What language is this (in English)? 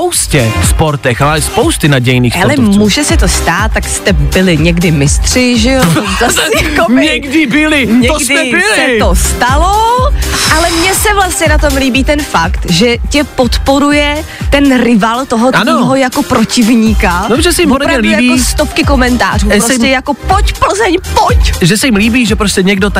Czech